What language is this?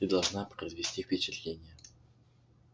Russian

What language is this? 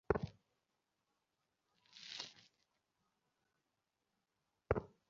Bangla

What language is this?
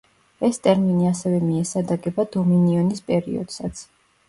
Georgian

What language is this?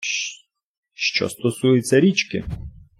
Ukrainian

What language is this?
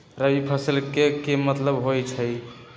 Magahi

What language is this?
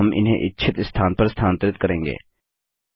Hindi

